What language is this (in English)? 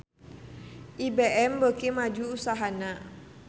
Sundanese